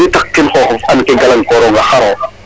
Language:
Serer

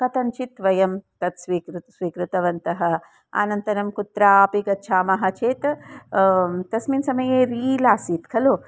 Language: Sanskrit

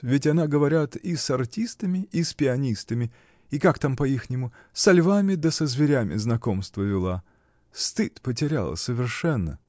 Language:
Russian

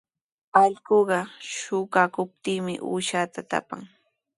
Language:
Sihuas Ancash Quechua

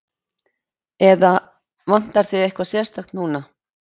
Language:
Icelandic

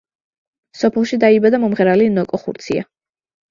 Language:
Georgian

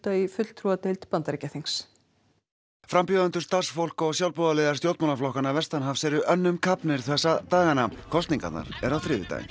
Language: Icelandic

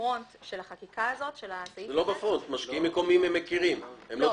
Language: Hebrew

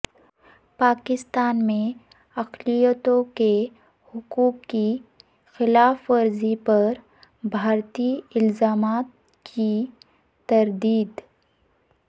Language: Urdu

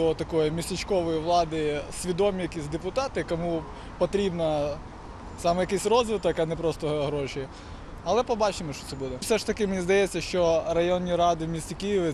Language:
Russian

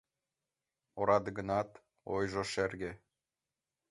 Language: Mari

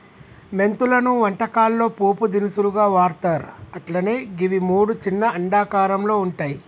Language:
Telugu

